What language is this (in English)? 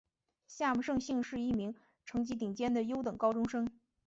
Chinese